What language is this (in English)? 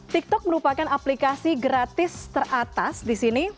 Indonesian